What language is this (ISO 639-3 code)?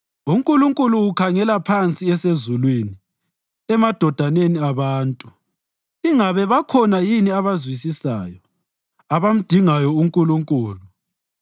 nde